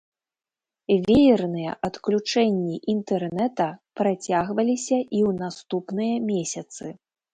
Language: Belarusian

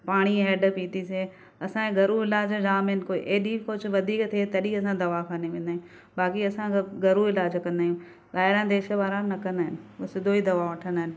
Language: Sindhi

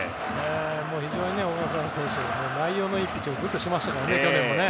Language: Japanese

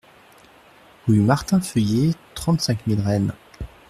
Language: French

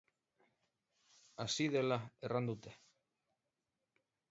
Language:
Basque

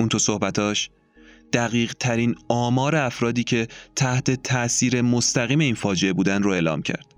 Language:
Persian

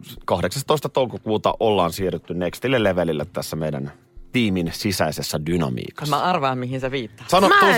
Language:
Finnish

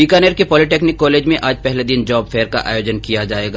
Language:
Hindi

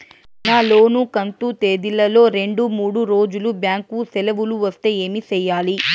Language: Telugu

